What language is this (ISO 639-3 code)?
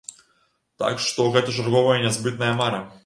bel